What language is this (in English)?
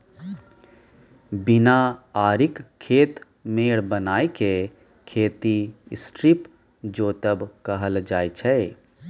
Maithili